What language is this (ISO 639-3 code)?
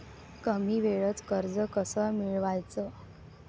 mar